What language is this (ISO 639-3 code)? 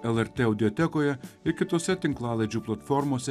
lit